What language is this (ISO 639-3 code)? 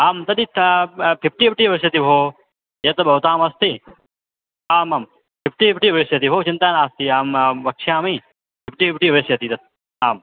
san